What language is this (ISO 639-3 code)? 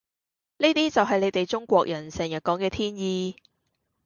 yue